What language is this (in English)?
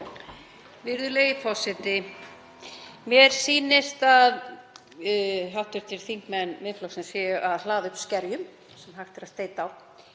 Icelandic